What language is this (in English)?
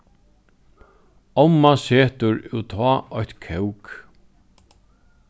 Faroese